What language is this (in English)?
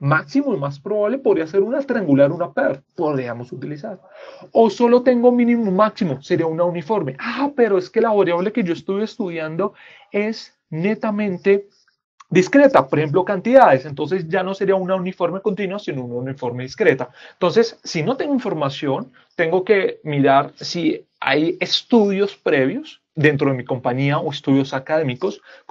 Spanish